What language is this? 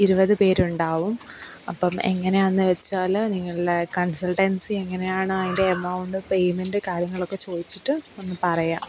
Malayalam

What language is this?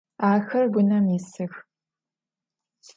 Adyghe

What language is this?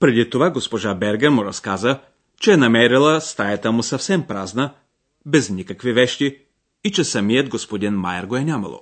Bulgarian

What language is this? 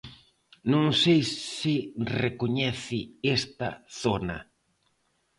Galician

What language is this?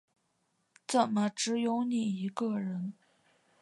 Chinese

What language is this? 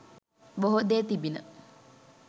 Sinhala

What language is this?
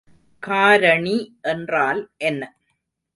Tamil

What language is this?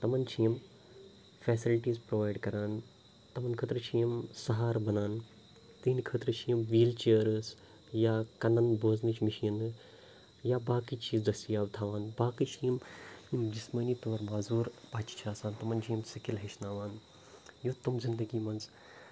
Kashmiri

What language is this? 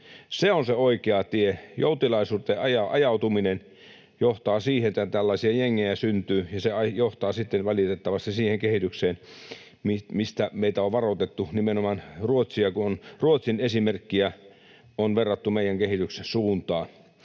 Finnish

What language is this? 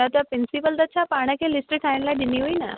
Sindhi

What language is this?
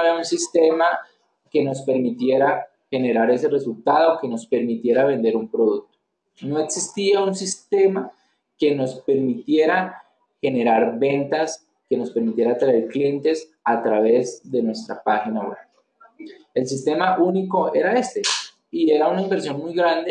Spanish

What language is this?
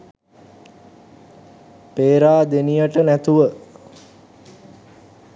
Sinhala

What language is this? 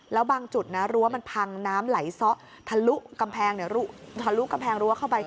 Thai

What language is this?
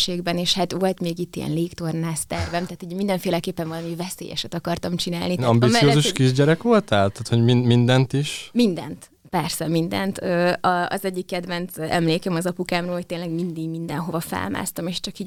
Hungarian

